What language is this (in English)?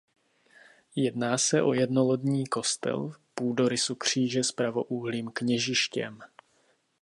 Czech